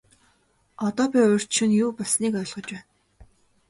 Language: Mongolian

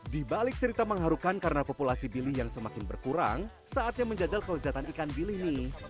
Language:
Indonesian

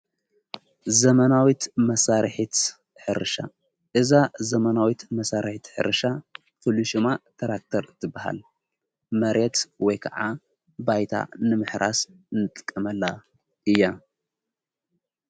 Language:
Tigrinya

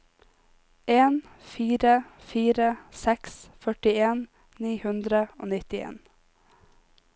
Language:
Norwegian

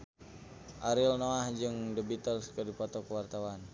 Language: Sundanese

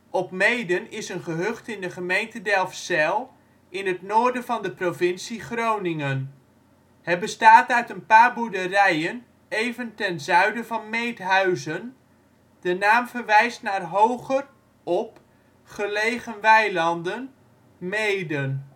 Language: Dutch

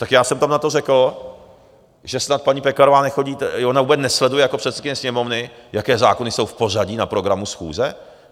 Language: Czech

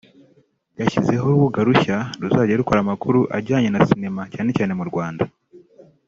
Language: Kinyarwanda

